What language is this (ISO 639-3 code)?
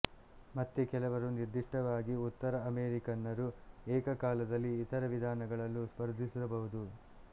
kan